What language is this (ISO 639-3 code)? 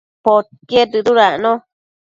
mcf